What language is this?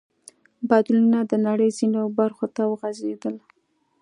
Pashto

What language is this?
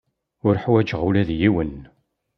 Kabyle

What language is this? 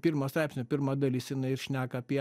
Lithuanian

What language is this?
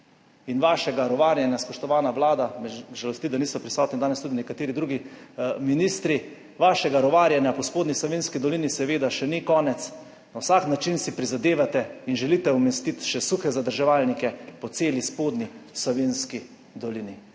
Slovenian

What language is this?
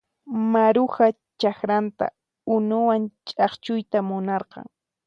Puno Quechua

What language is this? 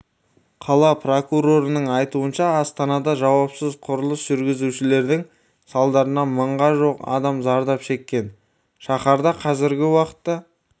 Kazakh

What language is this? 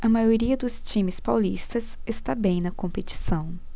Portuguese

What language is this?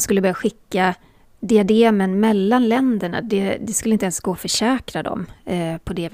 Swedish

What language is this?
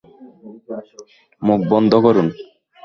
Bangla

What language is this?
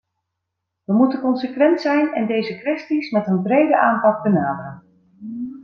Dutch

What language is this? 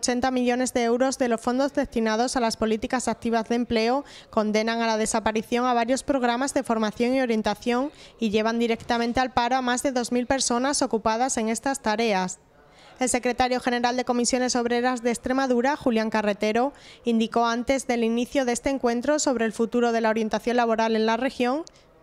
Spanish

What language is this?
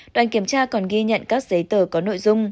Vietnamese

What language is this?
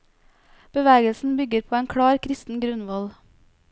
Norwegian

